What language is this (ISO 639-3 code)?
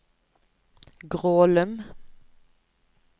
nor